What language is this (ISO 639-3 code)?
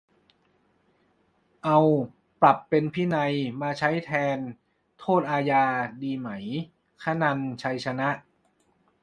tha